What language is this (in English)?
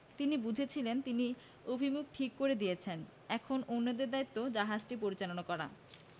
Bangla